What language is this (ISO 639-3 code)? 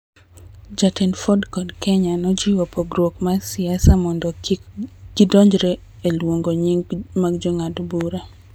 luo